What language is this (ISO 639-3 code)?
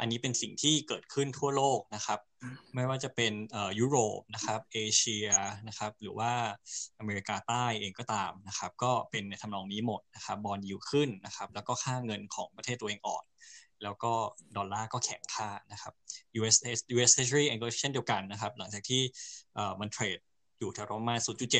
tha